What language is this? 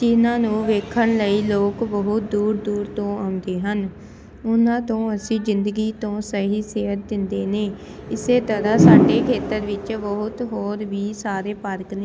Punjabi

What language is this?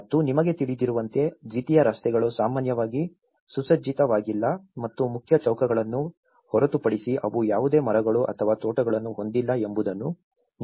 Kannada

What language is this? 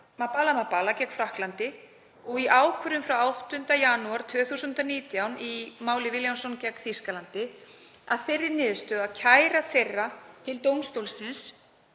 Icelandic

